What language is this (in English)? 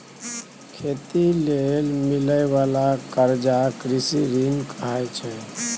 Maithili